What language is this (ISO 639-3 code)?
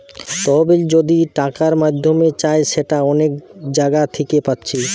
ben